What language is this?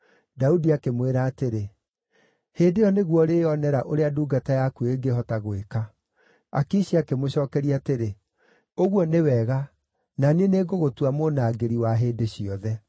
Kikuyu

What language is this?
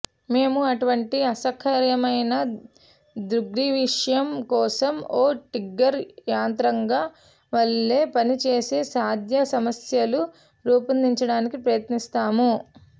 Telugu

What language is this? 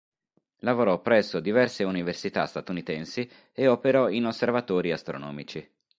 Italian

